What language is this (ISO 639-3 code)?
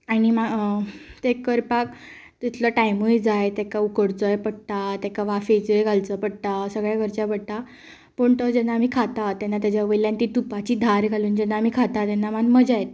kok